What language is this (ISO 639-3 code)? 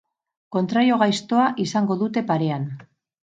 eus